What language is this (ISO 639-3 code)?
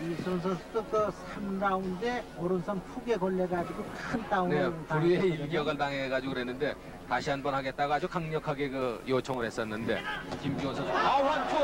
kor